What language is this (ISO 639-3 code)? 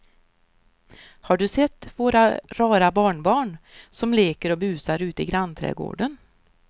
swe